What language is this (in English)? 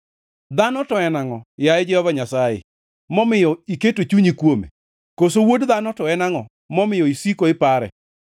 Luo (Kenya and Tanzania)